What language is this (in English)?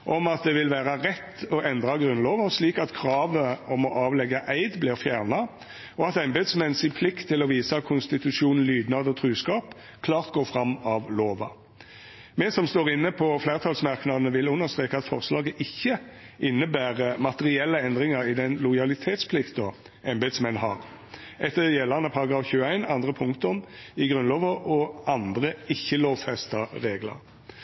Norwegian Nynorsk